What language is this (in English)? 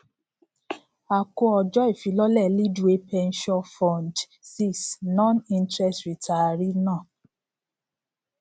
Yoruba